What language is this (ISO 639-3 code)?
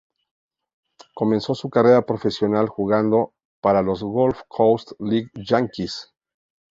spa